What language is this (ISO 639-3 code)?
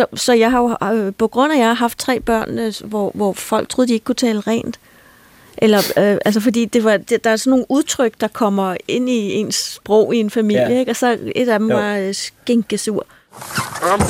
dan